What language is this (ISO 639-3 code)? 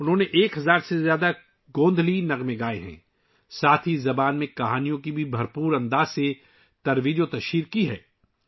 urd